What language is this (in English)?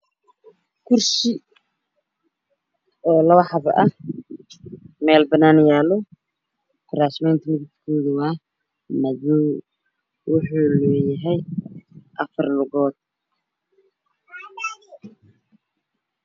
Somali